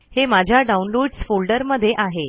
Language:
Marathi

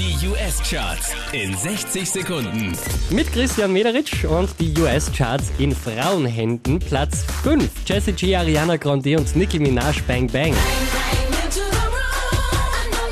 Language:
German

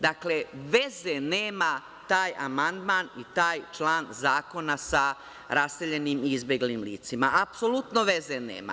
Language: Serbian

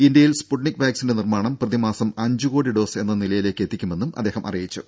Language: Malayalam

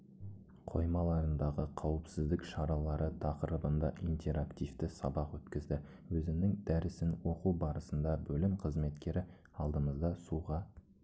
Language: Kazakh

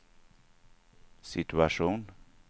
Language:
Swedish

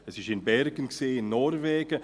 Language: Swiss German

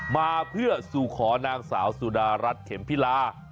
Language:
Thai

